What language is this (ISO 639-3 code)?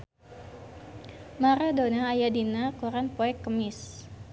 sun